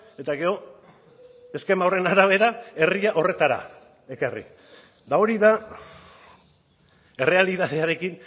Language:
Basque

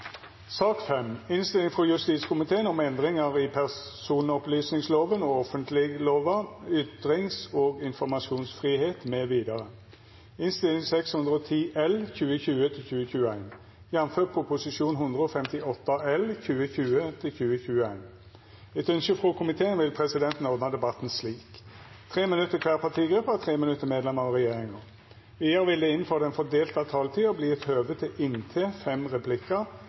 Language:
Norwegian Nynorsk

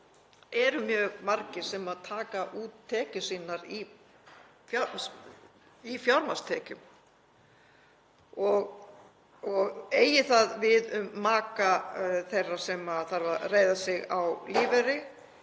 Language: Icelandic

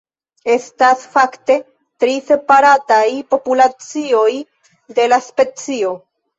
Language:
Esperanto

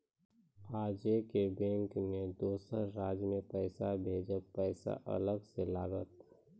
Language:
Maithili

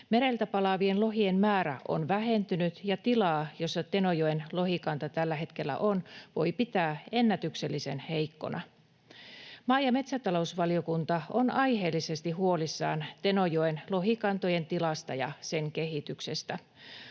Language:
Finnish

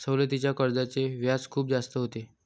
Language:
Marathi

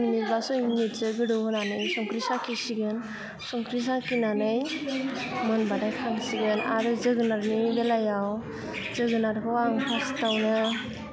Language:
Bodo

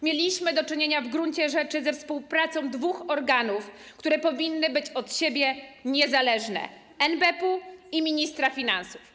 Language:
Polish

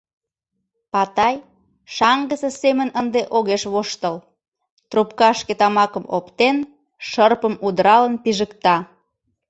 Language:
Mari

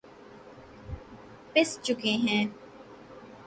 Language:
Urdu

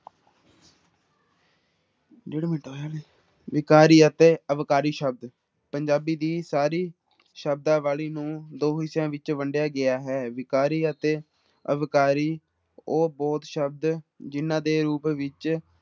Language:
Punjabi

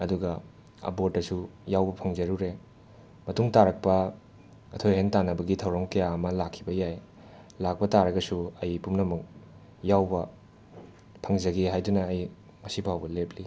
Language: Manipuri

